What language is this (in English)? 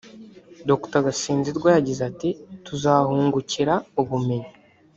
Kinyarwanda